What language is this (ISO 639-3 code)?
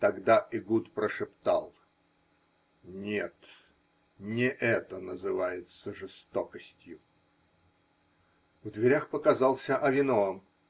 rus